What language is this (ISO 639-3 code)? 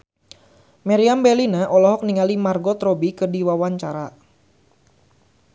sun